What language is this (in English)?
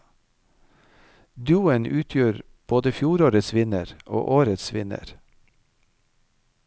Norwegian